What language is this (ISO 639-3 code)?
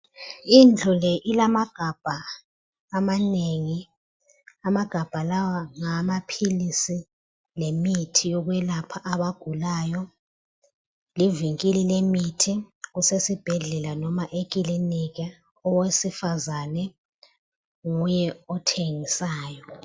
nde